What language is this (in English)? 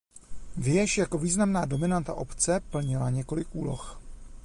Czech